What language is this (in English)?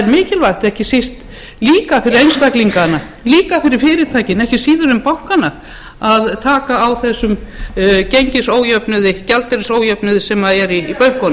Icelandic